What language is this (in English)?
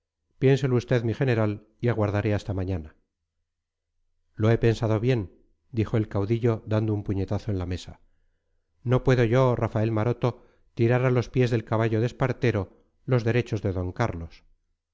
Spanish